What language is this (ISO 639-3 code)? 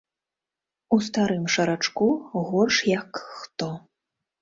bel